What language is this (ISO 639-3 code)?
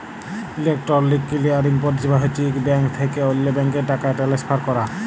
ben